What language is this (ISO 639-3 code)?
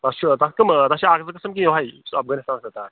kas